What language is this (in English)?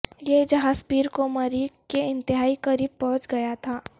Urdu